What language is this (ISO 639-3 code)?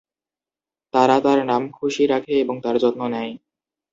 ben